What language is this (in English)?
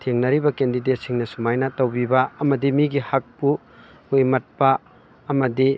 Manipuri